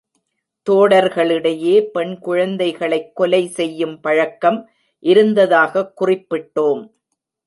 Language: Tamil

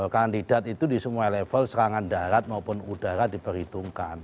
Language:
Indonesian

